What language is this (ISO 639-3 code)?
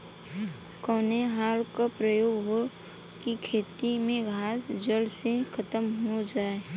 bho